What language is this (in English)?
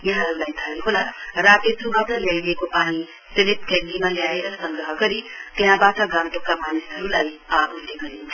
Nepali